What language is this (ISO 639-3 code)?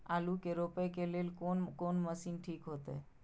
mai